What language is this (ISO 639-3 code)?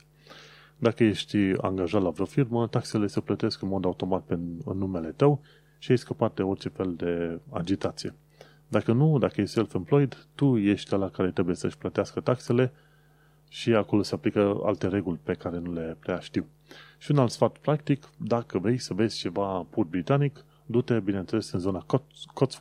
ron